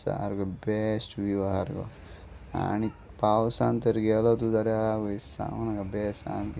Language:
Konkani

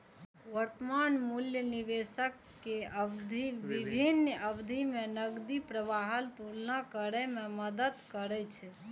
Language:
Maithili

